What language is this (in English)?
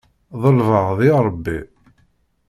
Kabyle